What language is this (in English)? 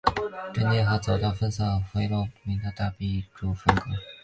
Chinese